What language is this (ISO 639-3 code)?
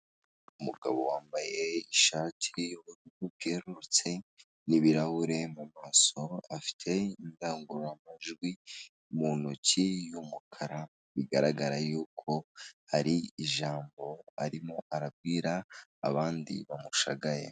kin